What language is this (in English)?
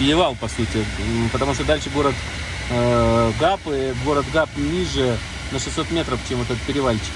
Russian